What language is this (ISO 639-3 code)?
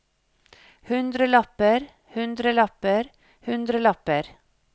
nor